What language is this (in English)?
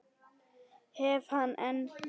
Icelandic